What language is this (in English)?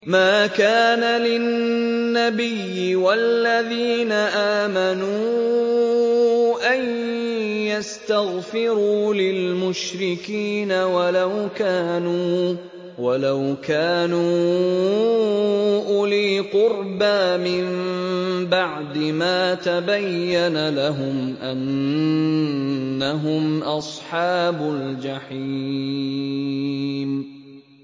Arabic